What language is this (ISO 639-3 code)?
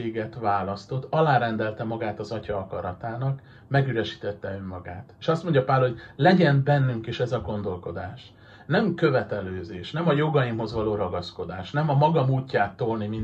hun